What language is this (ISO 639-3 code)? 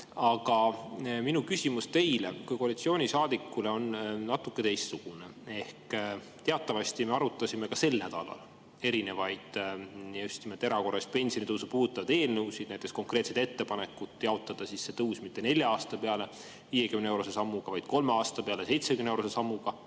est